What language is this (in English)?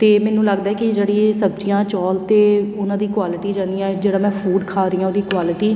Punjabi